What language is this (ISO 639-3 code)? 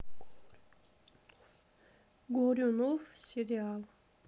rus